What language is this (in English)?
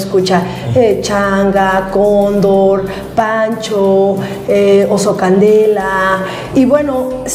Spanish